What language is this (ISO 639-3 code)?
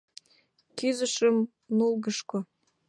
chm